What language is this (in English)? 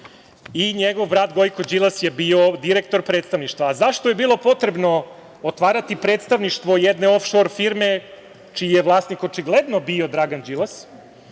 Serbian